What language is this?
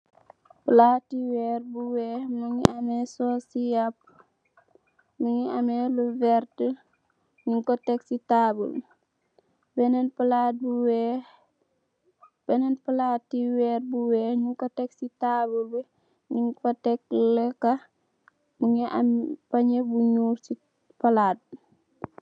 Wolof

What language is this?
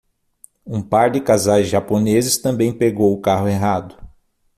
Portuguese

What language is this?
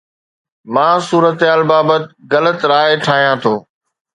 Sindhi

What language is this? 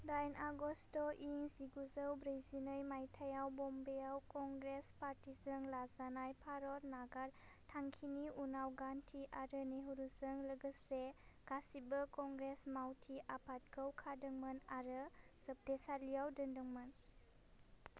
Bodo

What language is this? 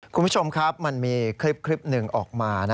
Thai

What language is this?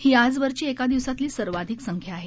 Marathi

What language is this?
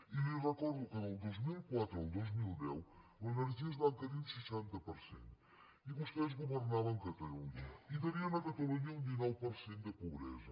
Catalan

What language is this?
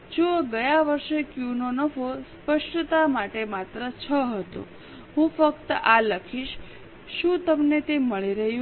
Gujarati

